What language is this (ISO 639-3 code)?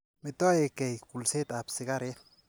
kln